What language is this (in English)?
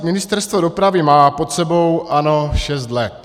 Czech